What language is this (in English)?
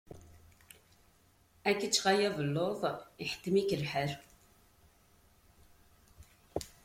Kabyle